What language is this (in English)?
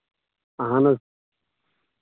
Kashmiri